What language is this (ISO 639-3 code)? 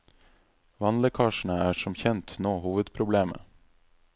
nor